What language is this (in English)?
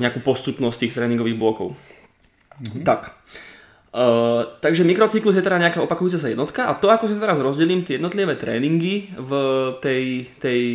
Slovak